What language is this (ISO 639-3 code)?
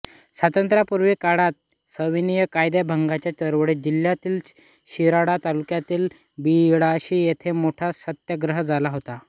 mar